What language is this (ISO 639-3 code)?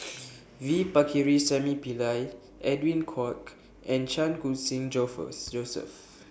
eng